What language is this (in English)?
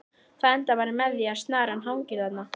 Icelandic